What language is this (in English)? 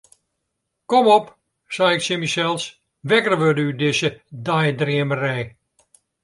Western Frisian